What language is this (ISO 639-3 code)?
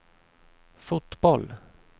swe